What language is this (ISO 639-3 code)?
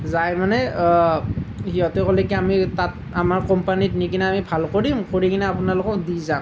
asm